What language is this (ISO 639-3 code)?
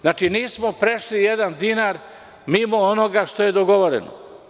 srp